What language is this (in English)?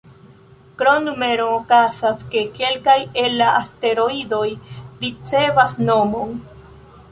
Esperanto